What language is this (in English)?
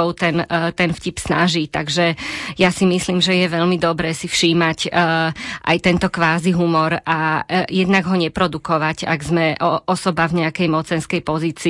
Slovak